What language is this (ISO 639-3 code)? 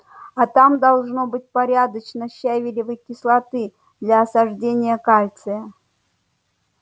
rus